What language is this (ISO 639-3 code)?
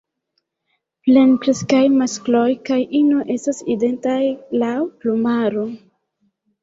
epo